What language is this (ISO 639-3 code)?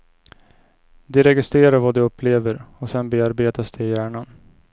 swe